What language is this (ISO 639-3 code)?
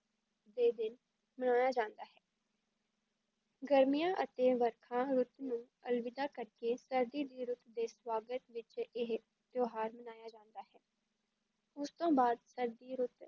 pan